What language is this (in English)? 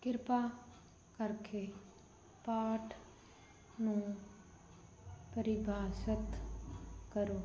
Punjabi